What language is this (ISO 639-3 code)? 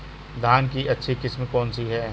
hin